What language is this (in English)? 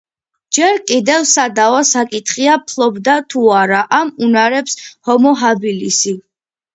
Georgian